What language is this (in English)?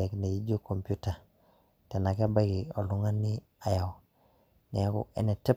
Masai